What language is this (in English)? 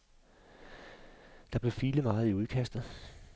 Danish